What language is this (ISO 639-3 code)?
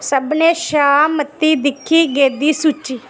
doi